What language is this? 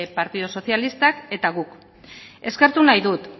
Basque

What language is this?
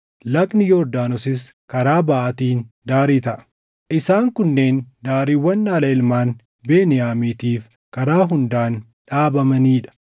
Oromo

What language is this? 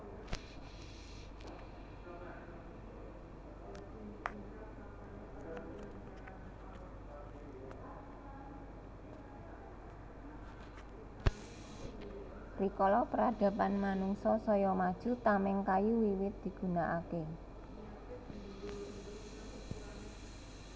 Javanese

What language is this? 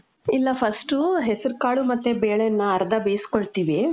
Kannada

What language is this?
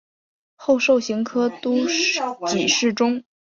Chinese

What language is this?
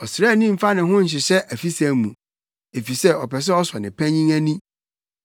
Akan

